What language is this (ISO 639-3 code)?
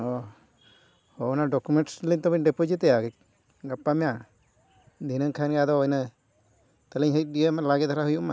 sat